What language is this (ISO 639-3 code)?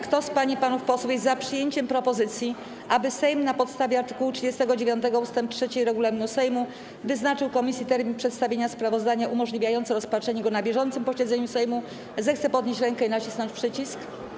pol